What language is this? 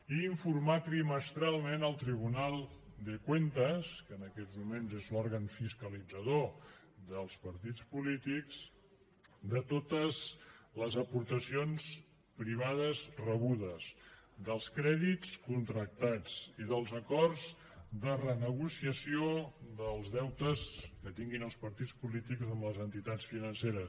Catalan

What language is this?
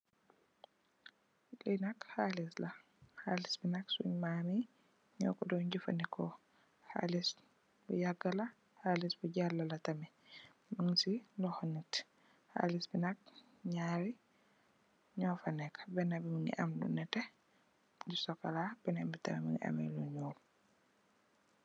Wolof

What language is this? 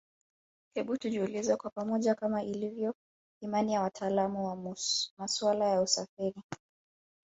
Swahili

